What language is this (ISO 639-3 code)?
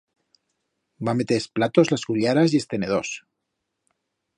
arg